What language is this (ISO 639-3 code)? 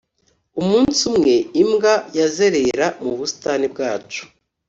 kin